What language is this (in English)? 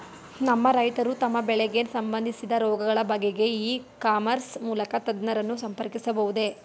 Kannada